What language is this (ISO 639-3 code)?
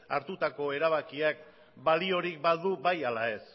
eus